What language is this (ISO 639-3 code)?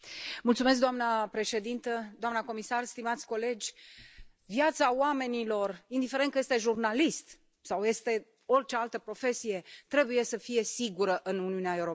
ron